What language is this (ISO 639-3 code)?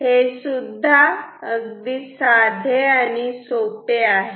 mar